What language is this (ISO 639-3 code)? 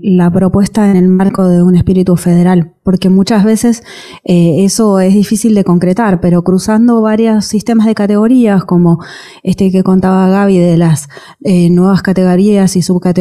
spa